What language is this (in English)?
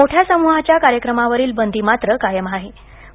Marathi